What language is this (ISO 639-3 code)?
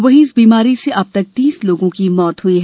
hin